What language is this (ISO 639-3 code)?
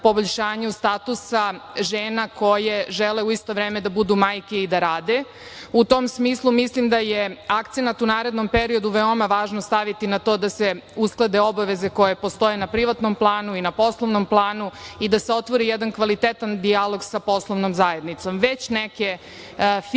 srp